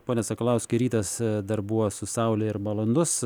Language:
Lithuanian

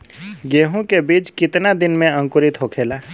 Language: Bhojpuri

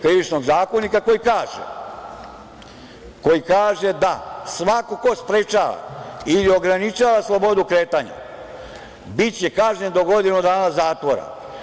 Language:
Serbian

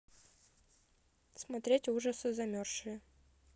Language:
Russian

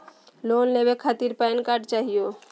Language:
Magahi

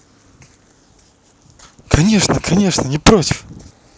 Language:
Russian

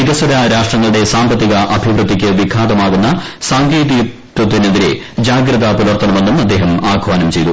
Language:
Malayalam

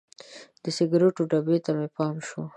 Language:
Pashto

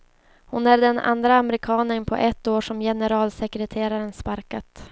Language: Swedish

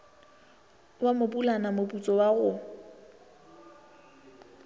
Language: Northern Sotho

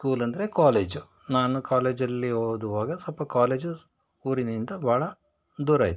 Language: Kannada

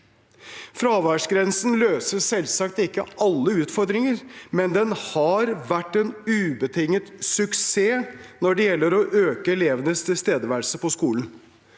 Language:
Norwegian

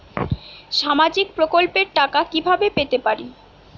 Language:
Bangla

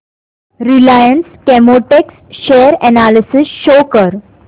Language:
Marathi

